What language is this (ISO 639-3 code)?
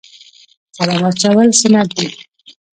pus